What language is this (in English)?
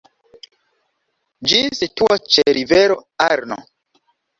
Esperanto